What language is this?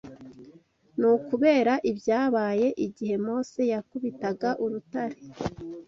Kinyarwanda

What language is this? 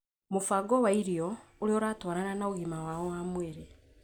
Kikuyu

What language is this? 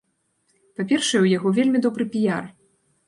Belarusian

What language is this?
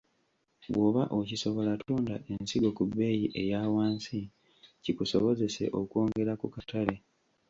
Ganda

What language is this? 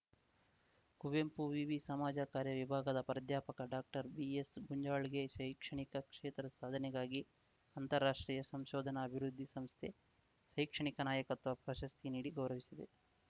Kannada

